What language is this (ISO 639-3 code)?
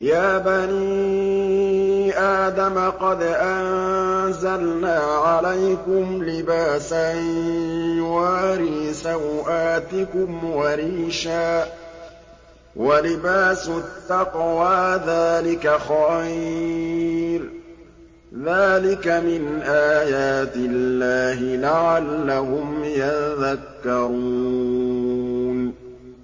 ara